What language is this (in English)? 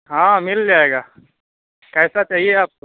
Urdu